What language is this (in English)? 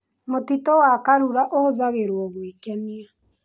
Kikuyu